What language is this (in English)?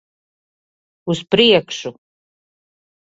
Latvian